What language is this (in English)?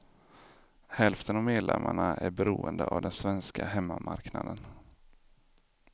Swedish